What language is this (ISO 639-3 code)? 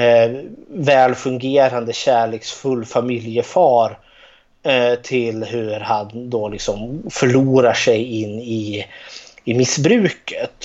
swe